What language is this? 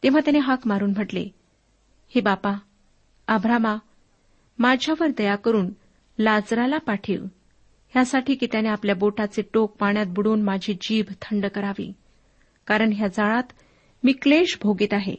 Marathi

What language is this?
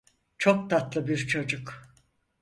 Turkish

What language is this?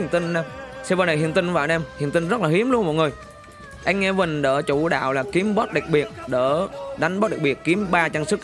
Vietnamese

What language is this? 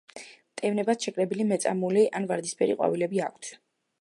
Georgian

